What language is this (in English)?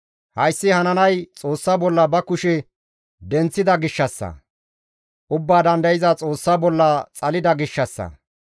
Gamo